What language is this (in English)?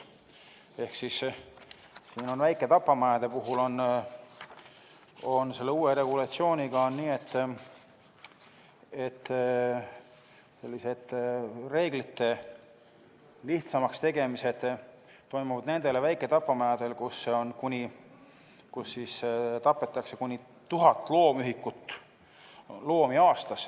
Estonian